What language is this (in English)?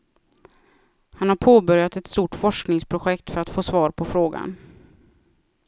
Swedish